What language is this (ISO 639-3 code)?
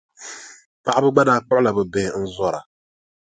dag